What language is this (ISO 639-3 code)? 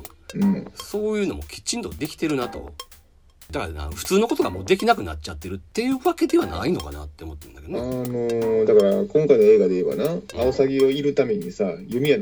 jpn